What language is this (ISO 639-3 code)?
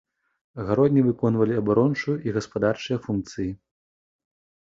bel